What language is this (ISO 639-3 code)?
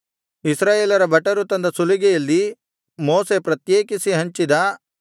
kan